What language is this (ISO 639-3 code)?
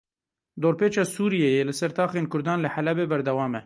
kur